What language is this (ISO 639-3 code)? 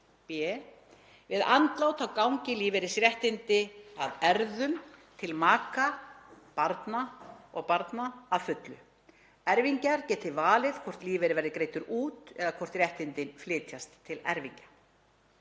isl